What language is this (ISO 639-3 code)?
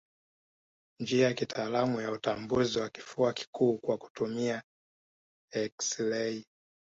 swa